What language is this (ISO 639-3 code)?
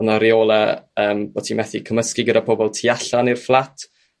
cym